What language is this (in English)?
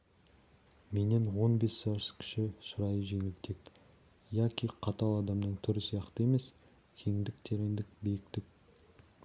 Kazakh